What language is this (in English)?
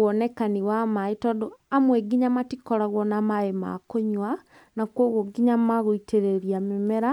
Kikuyu